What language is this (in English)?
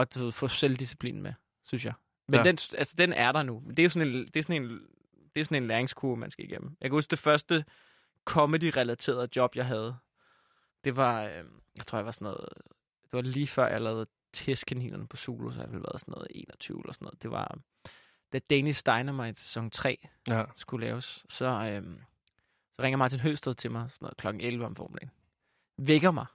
Danish